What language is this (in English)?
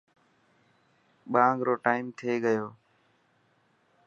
Dhatki